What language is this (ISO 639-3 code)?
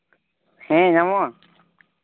sat